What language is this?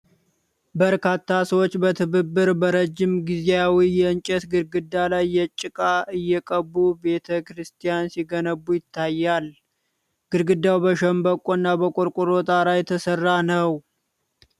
Amharic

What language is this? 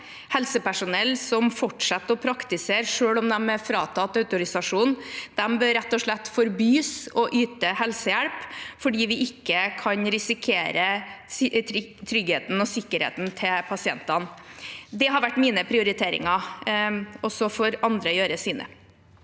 Norwegian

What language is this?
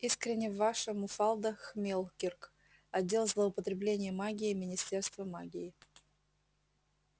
Russian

